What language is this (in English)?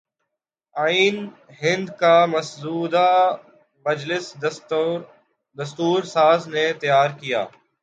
Urdu